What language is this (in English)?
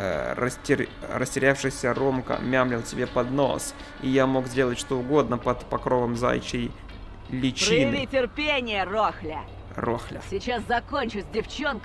Russian